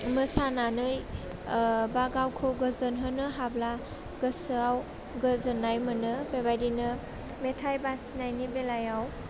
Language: Bodo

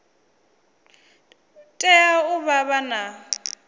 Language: Venda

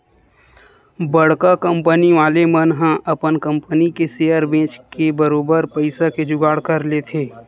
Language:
Chhattisgarhi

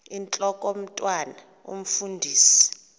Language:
Xhosa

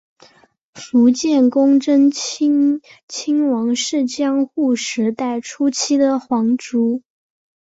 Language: Chinese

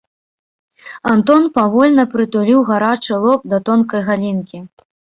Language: Belarusian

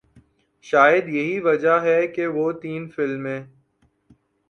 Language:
Urdu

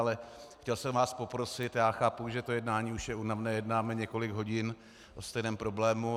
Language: Czech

